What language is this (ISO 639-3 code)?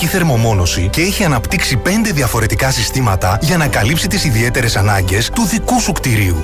ell